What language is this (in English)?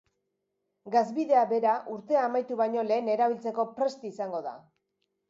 Basque